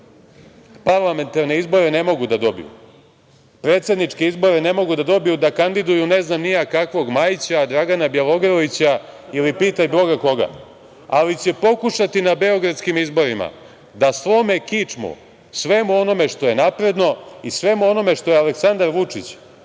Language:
Serbian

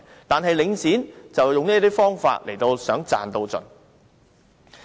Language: Cantonese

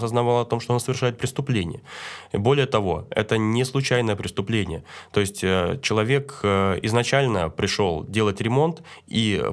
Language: Russian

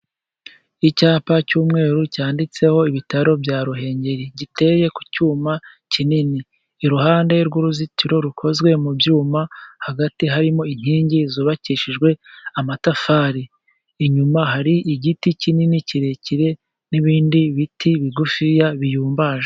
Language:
Kinyarwanda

